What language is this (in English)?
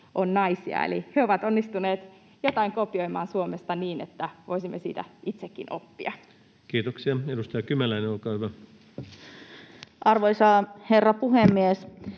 Finnish